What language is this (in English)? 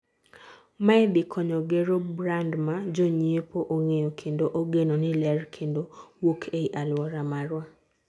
Luo (Kenya and Tanzania)